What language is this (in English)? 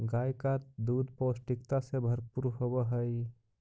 Magahi